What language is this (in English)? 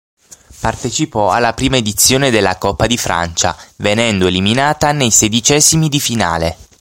Italian